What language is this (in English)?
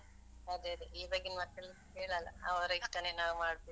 Kannada